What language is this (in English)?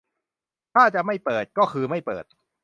Thai